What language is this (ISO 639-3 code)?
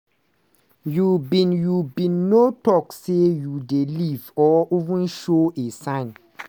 pcm